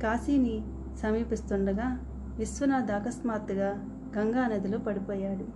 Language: Telugu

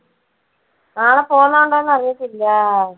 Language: Malayalam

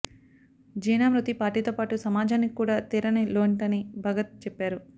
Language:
Telugu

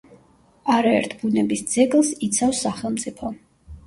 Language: Georgian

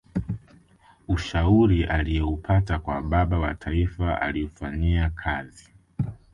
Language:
Swahili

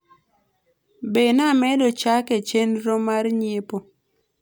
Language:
Luo (Kenya and Tanzania)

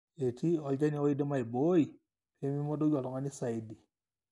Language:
Masai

